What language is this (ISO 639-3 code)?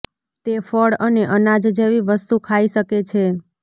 guj